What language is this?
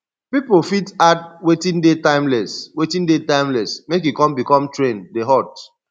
Nigerian Pidgin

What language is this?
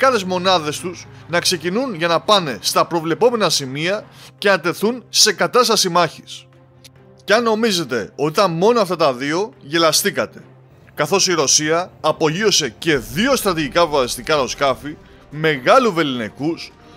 Greek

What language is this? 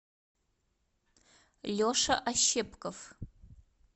Russian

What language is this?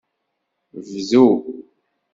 Kabyle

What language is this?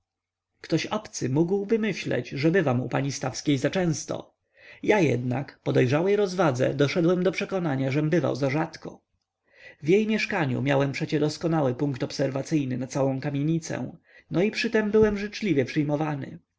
Polish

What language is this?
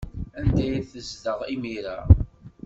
Kabyle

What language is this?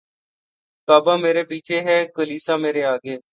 Urdu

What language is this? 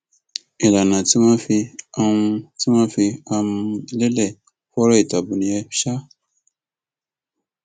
Yoruba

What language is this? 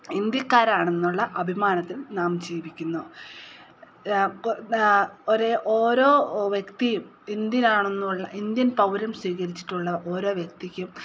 Malayalam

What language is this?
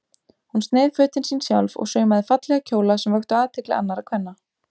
Icelandic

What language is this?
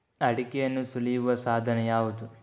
Kannada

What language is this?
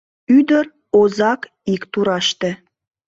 Mari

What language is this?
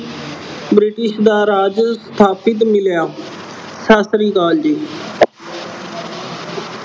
Punjabi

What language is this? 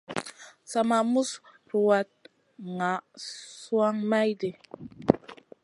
Masana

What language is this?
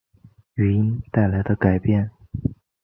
Chinese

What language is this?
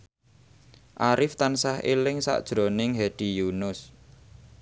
Javanese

